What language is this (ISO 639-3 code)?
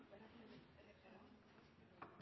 nno